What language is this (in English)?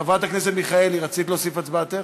Hebrew